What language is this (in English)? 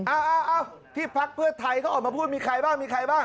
Thai